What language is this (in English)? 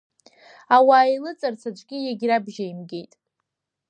Abkhazian